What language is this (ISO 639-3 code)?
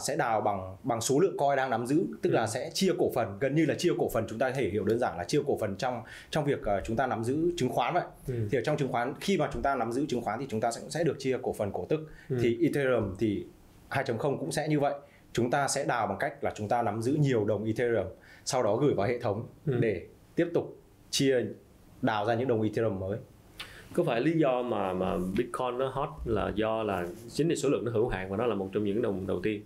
vie